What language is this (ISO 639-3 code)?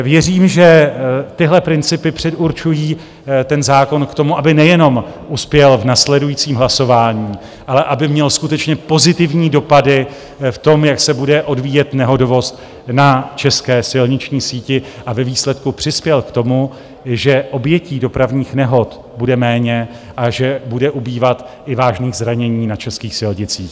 ces